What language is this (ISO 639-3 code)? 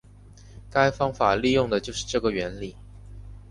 zho